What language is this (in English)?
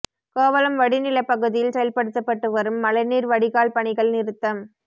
Tamil